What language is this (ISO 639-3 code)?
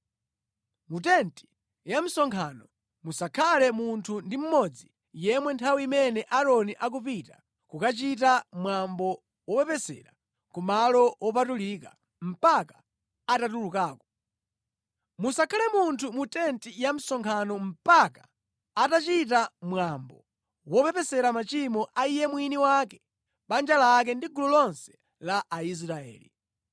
nya